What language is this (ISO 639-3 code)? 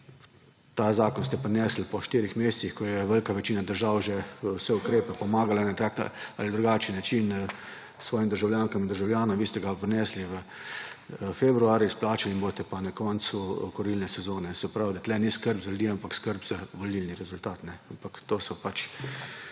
slv